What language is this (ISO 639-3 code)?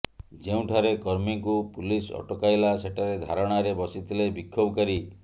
ori